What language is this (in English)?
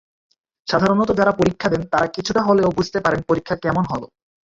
Bangla